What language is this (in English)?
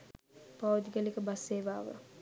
Sinhala